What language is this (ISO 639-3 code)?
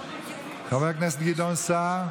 heb